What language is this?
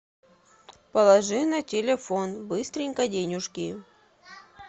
Russian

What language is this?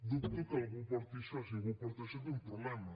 Catalan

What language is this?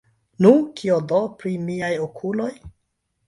Esperanto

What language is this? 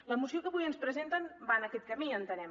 Catalan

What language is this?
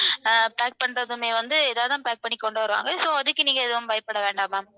Tamil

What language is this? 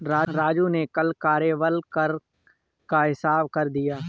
Hindi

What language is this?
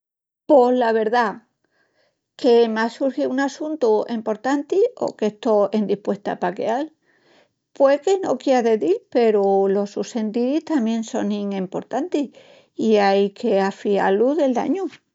Extremaduran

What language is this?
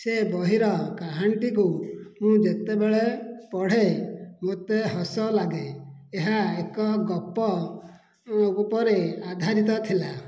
Odia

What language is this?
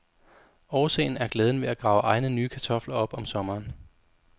Danish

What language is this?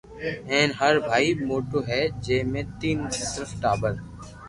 Loarki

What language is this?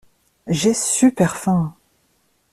French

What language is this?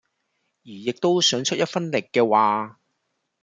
Cantonese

